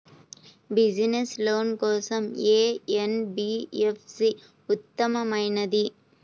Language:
Telugu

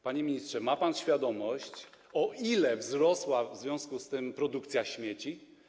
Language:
Polish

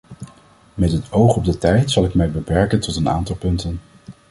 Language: Dutch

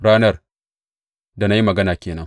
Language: Hausa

